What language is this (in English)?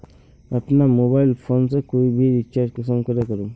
Magahi